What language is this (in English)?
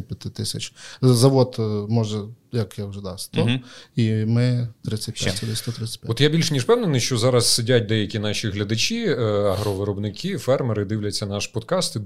Ukrainian